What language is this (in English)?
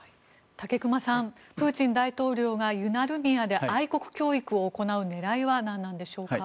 Japanese